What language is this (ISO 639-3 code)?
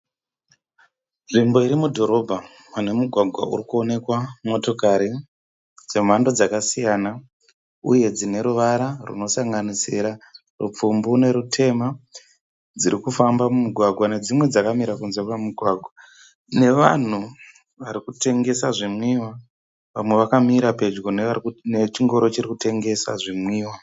sna